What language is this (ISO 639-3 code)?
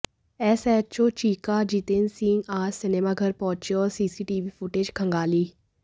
hin